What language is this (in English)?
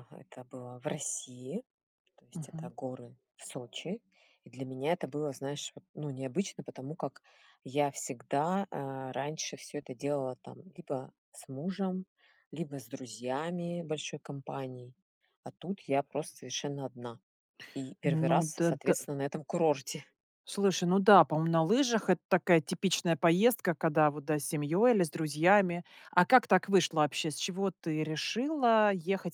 Russian